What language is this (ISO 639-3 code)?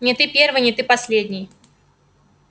rus